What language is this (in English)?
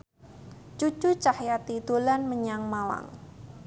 Javanese